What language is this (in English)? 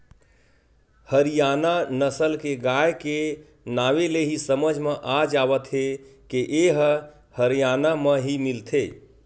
Chhattisgarhi